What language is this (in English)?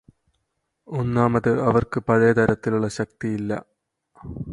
Malayalam